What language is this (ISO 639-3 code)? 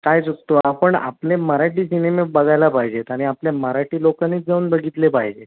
mar